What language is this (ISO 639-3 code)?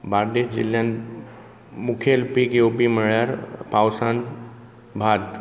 kok